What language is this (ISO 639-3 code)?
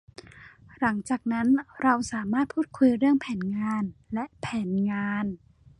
tha